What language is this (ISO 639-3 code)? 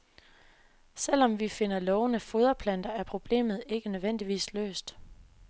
dan